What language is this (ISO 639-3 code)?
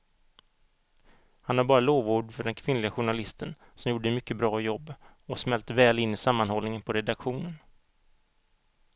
swe